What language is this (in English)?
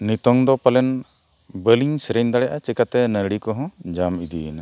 Santali